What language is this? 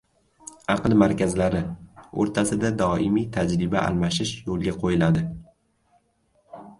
Uzbek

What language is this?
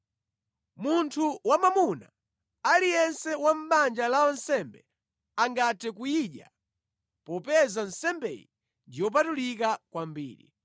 Nyanja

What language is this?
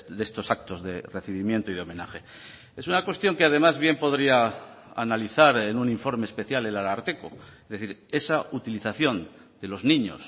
Spanish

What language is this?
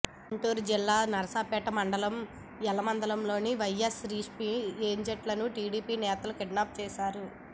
Telugu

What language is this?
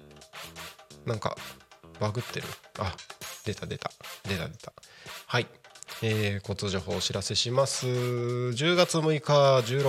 Japanese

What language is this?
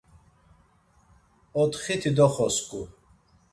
Laz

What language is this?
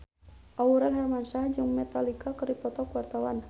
Sundanese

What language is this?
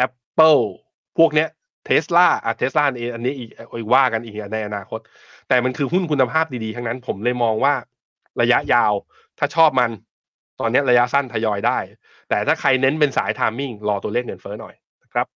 Thai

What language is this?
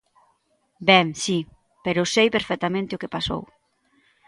Galician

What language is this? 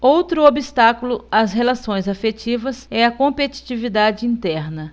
Portuguese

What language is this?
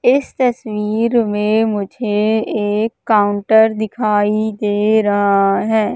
Hindi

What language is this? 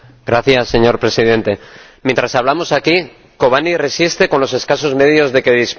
Spanish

